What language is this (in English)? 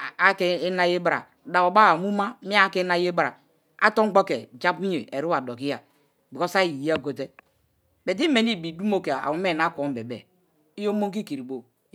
Kalabari